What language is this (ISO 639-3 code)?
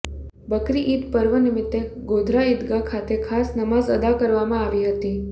guj